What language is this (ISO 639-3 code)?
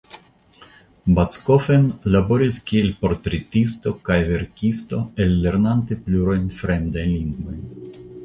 epo